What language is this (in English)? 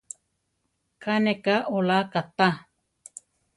Central Tarahumara